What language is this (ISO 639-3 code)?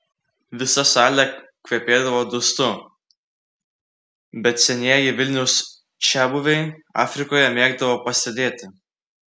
lit